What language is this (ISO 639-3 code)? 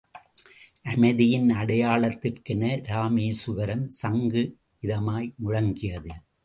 tam